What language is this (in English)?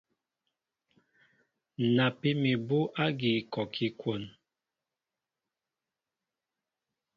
Mbo (Cameroon)